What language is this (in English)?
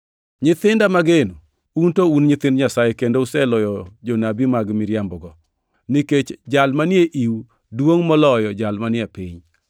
Luo (Kenya and Tanzania)